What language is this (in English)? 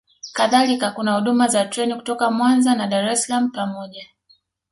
Swahili